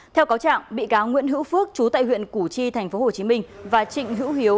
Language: Vietnamese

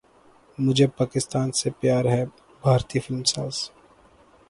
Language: Urdu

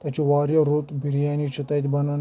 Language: Kashmiri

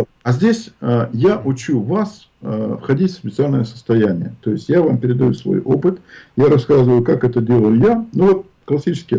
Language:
Russian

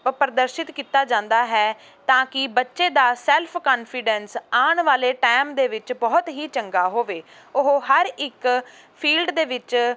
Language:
Punjabi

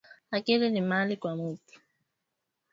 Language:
Swahili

